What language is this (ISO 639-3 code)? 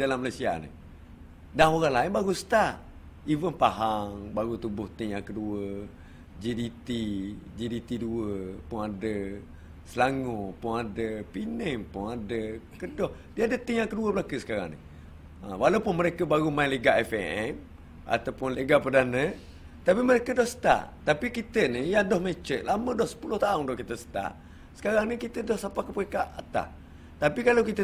msa